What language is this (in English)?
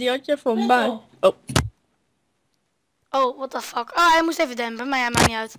Dutch